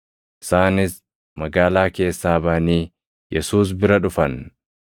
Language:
Oromo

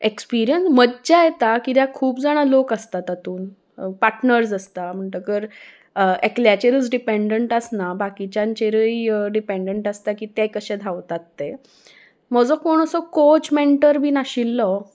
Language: Konkani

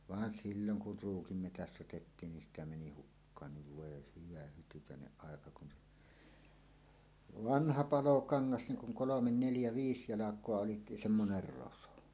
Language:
Finnish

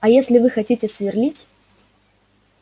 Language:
Russian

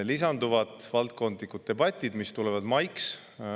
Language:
Estonian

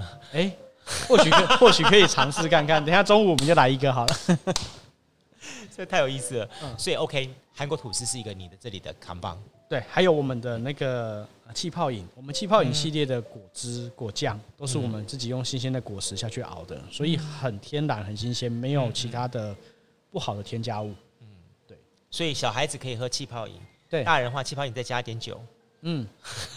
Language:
Chinese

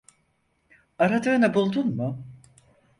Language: Turkish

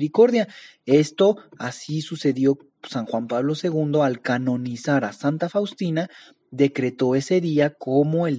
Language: Spanish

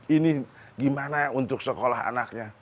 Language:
Indonesian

